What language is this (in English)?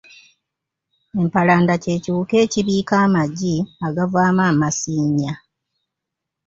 Ganda